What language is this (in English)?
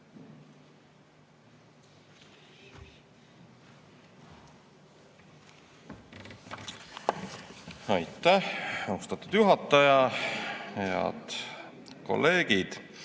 Estonian